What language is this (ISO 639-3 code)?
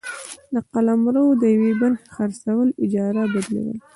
pus